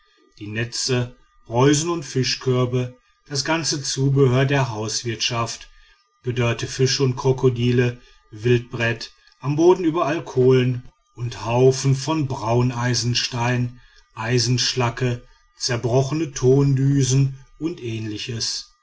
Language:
German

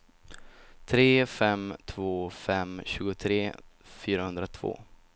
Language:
Swedish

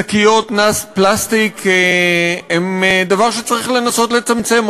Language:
Hebrew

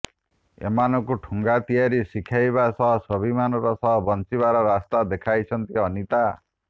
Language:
Odia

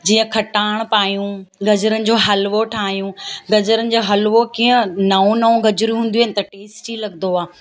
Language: Sindhi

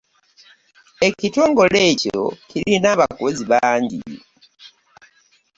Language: Ganda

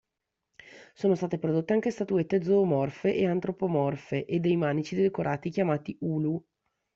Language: Italian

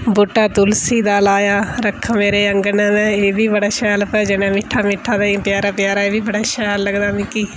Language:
Dogri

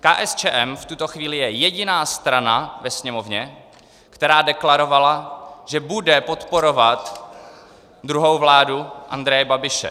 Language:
Czech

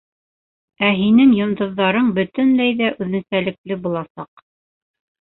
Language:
Bashkir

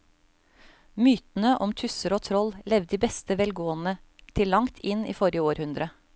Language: Norwegian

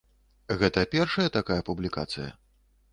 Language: Belarusian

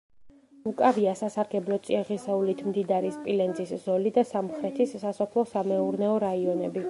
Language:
Georgian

